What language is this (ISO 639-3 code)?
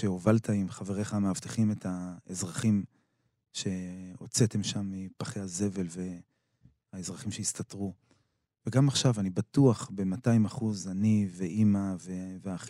heb